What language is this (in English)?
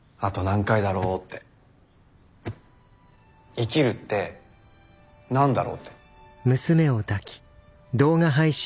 Japanese